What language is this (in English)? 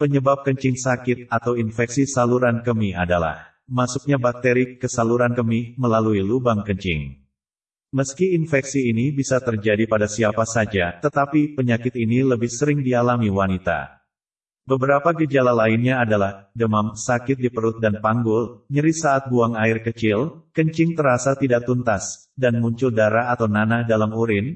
Indonesian